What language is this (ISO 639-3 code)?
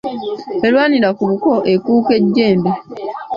lug